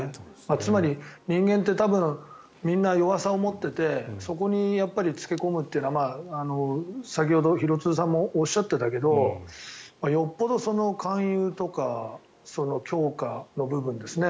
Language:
Japanese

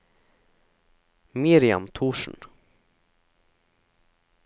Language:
Norwegian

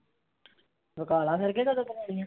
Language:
Punjabi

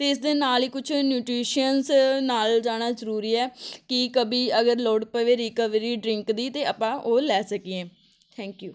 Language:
Punjabi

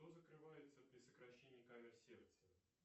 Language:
Russian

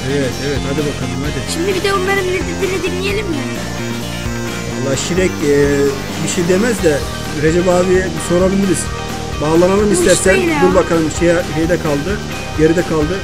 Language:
Turkish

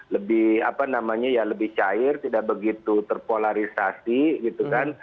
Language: Indonesian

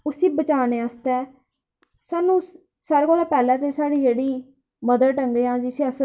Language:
Dogri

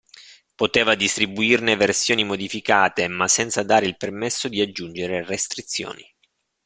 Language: Italian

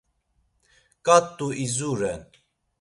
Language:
Laz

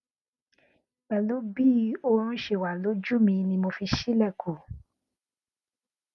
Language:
Yoruba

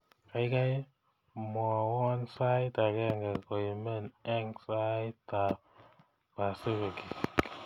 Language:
Kalenjin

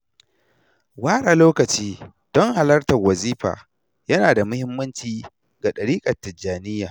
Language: Hausa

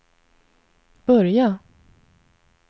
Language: Swedish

